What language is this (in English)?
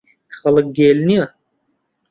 Central Kurdish